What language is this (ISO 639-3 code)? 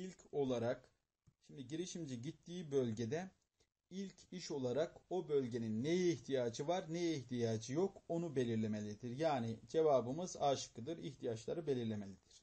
tur